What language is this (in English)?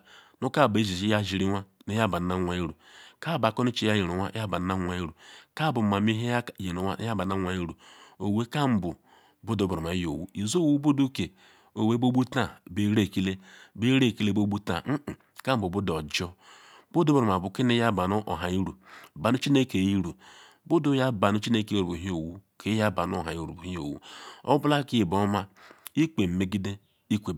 Ikwere